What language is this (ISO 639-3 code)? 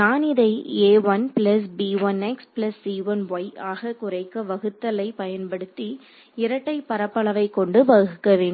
tam